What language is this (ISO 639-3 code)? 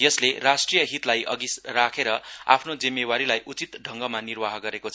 nep